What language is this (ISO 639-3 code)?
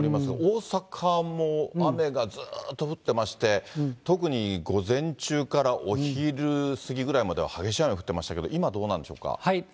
jpn